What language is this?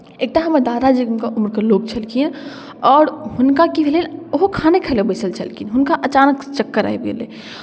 Maithili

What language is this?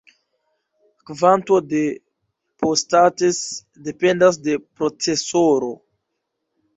Esperanto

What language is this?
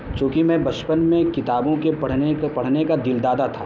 Urdu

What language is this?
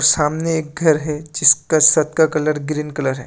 Hindi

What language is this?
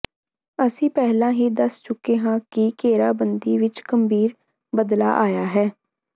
Punjabi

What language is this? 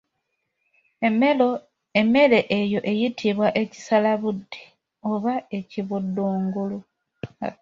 Ganda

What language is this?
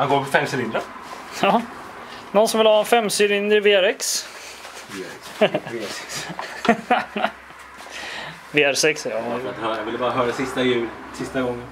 Swedish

